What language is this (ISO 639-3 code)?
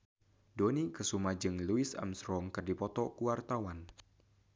sun